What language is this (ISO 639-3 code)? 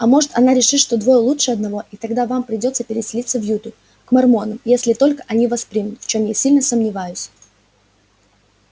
rus